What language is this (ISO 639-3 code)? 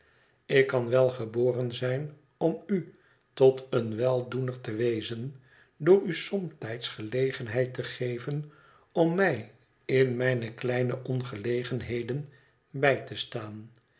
nld